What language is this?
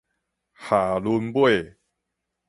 Min Nan Chinese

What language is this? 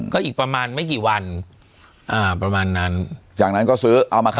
Thai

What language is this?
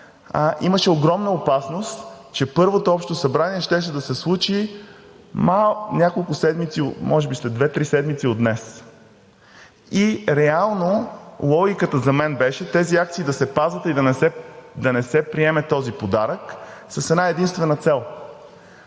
Bulgarian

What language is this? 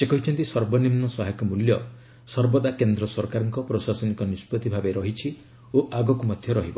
Odia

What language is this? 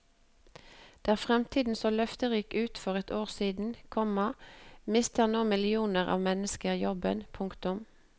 Norwegian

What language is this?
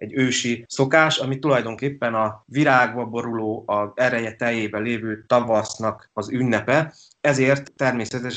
Hungarian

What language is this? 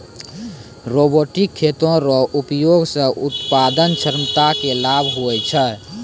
Maithili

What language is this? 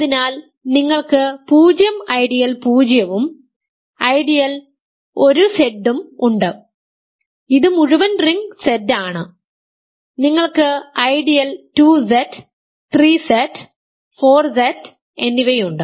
Malayalam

